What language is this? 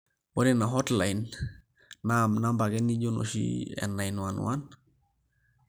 Masai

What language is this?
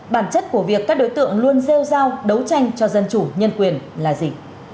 Vietnamese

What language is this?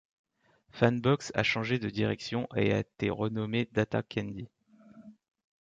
French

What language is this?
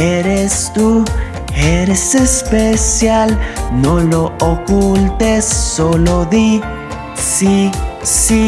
Spanish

